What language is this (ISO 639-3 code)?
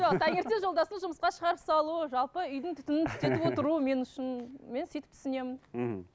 kaz